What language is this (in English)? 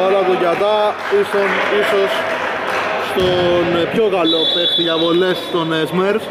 Greek